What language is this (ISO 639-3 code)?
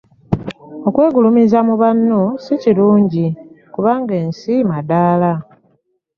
lug